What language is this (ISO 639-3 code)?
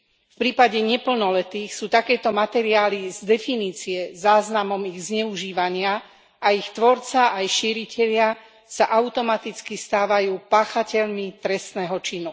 slk